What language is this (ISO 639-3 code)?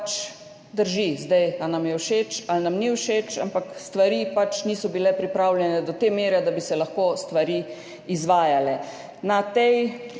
slv